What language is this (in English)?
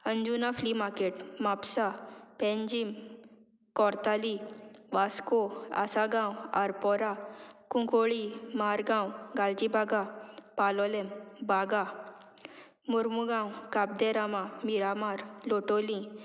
Konkani